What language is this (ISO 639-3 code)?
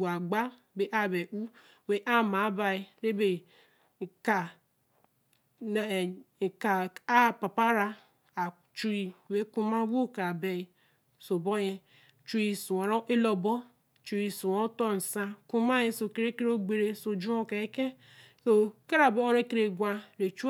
elm